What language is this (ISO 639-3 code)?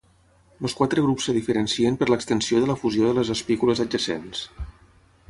cat